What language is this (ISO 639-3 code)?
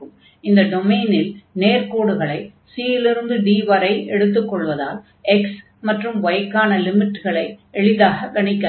tam